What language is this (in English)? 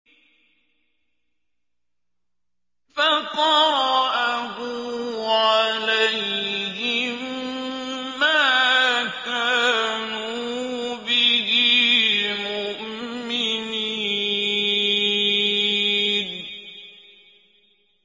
Arabic